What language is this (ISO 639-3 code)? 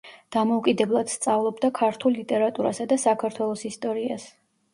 kat